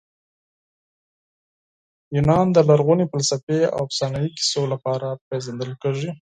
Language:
Pashto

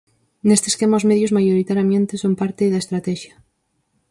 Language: Galician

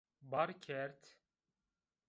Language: Zaza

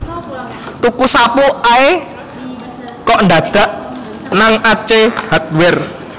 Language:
Javanese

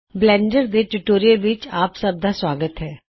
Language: Punjabi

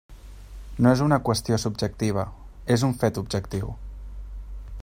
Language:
Catalan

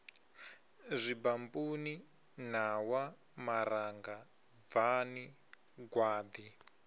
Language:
Venda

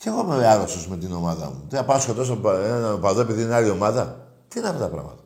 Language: Greek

